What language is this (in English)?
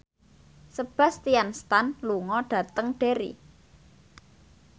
Javanese